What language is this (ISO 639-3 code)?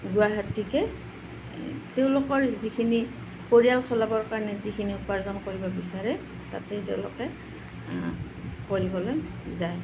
asm